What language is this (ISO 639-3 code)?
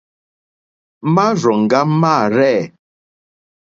bri